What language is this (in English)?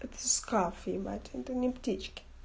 Russian